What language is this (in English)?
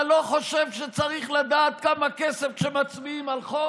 Hebrew